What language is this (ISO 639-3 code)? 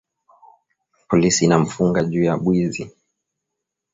swa